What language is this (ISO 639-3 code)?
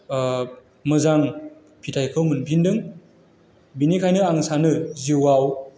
brx